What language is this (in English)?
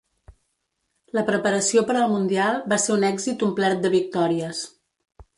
Catalan